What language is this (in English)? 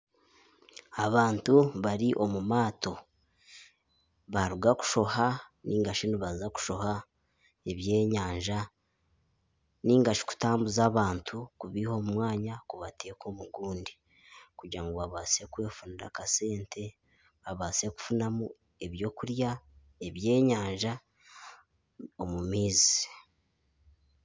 Nyankole